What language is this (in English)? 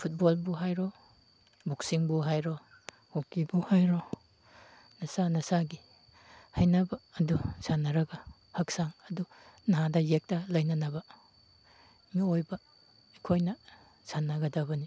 Manipuri